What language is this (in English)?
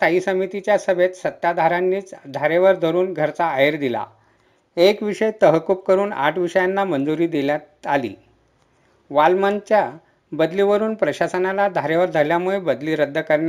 Marathi